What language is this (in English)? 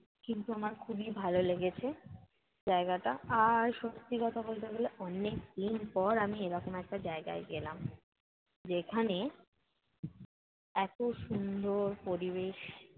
Bangla